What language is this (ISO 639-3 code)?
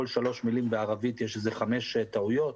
heb